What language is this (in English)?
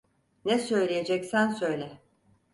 Turkish